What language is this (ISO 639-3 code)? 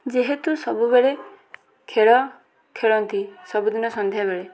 ori